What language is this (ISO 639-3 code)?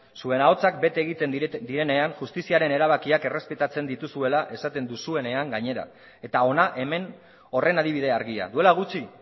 eus